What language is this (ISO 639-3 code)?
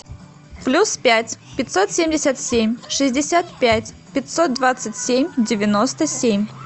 rus